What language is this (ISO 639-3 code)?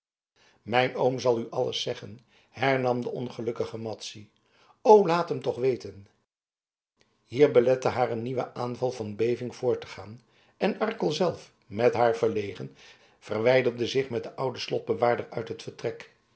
nld